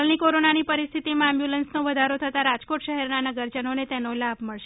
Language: Gujarati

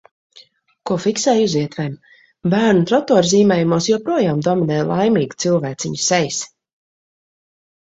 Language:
Latvian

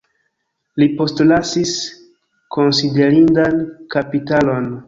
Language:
Esperanto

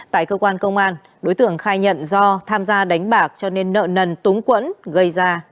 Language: Vietnamese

